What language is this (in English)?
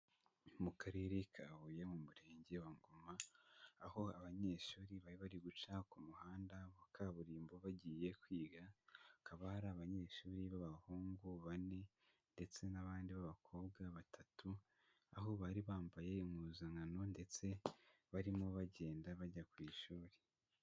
Kinyarwanda